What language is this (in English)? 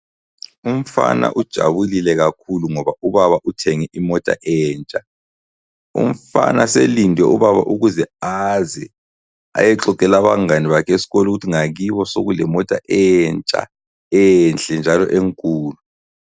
North Ndebele